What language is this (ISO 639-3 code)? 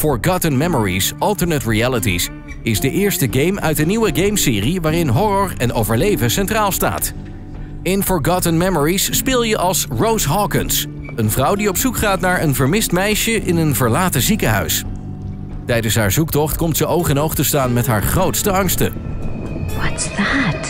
nld